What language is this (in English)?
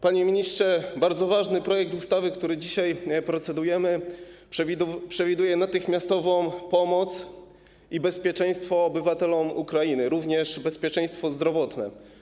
Polish